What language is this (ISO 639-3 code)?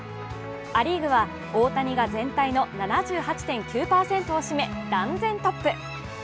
jpn